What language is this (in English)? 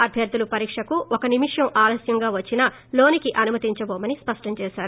Telugu